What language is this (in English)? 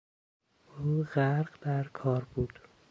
Persian